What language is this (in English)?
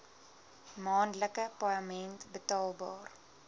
Afrikaans